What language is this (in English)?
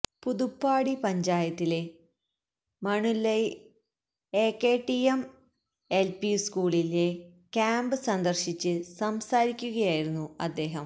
Malayalam